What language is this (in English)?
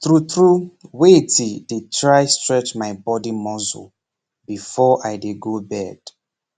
Nigerian Pidgin